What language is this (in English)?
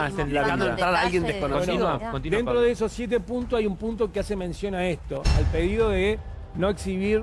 Spanish